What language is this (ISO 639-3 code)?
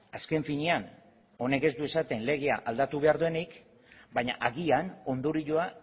eus